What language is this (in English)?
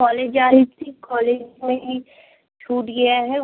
Hindi